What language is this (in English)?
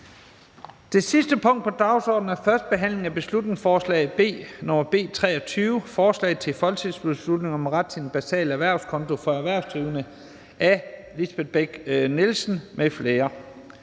Danish